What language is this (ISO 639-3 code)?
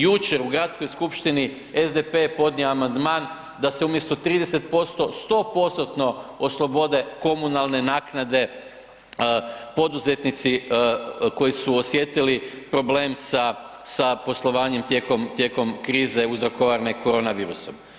hrv